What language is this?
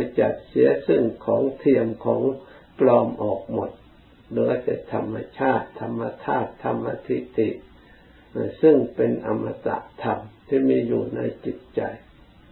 Thai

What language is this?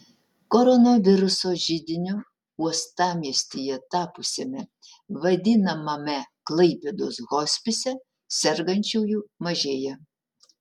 Lithuanian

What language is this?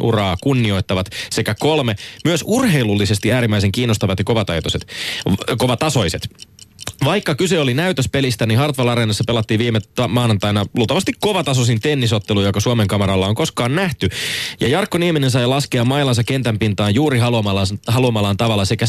Finnish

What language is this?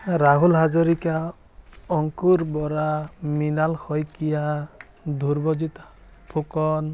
Assamese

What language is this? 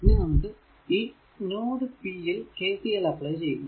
Malayalam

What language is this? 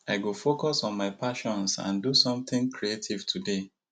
Nigerian Pidgin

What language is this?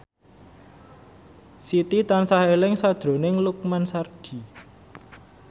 Javanese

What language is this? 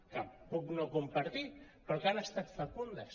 Catalan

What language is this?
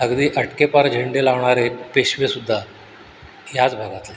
Marathi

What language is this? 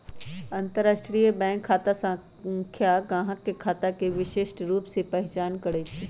Magahi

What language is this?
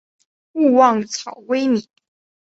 Chinese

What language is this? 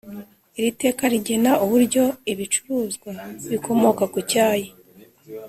Kinyarwanda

